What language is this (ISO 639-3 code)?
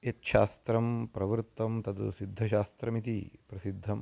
san